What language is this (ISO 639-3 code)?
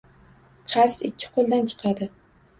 uzb